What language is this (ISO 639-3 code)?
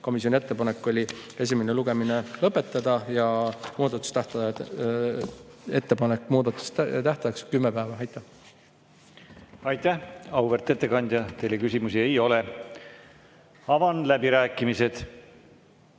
est